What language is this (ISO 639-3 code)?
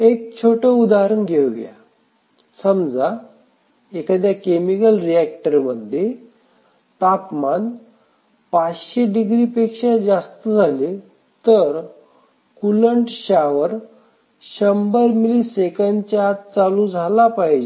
mar